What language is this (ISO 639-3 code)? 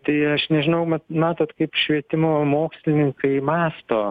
lit